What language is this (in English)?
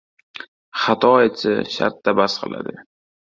Uzbek